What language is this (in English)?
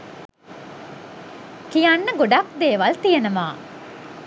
Sinhala